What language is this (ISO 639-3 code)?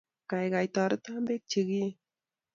kln